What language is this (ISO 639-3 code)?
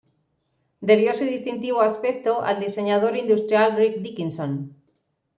spa